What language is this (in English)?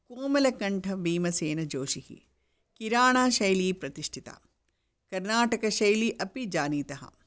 Sanskrit